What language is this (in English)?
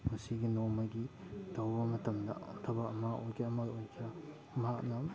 Manipuri